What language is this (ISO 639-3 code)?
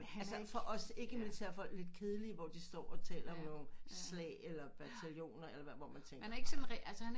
dan